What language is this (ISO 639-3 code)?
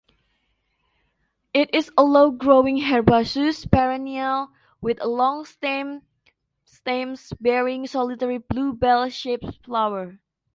eng